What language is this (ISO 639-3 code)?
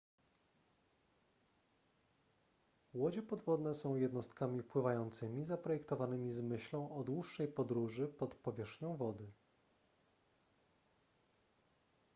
pol